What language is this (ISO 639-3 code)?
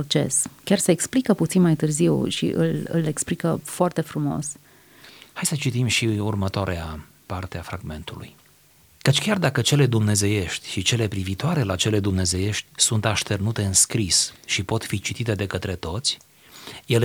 ron